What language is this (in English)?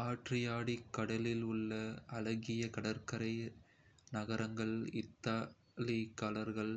Kota (India)